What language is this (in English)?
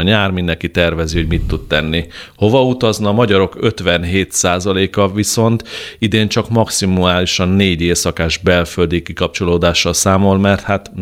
Hungarian